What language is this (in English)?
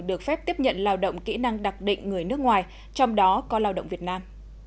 Vietnamese